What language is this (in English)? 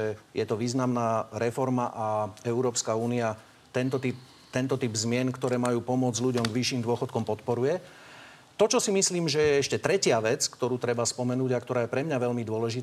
Slovak